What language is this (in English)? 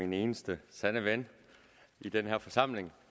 Danish